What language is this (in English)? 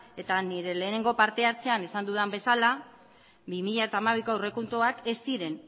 Basque